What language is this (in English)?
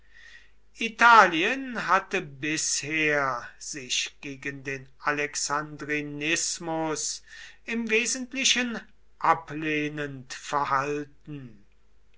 German